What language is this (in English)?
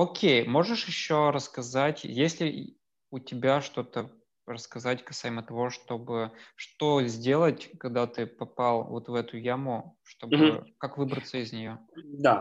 Russian